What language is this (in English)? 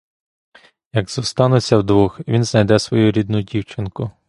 Ukrainian